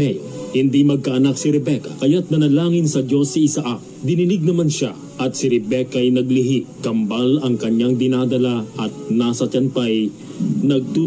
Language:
Filipino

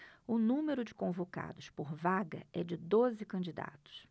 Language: Portuguese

